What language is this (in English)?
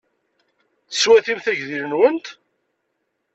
Kabyle